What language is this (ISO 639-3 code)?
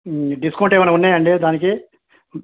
tel